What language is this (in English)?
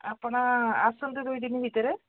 Odia